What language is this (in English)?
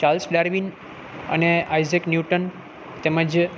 Gujarati